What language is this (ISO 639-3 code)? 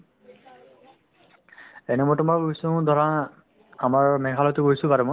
asm